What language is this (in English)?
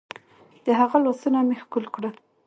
Pashto